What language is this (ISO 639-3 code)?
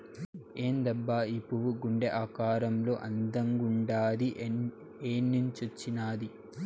tel